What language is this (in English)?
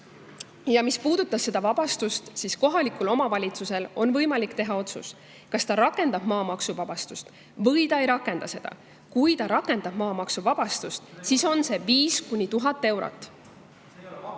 Estonian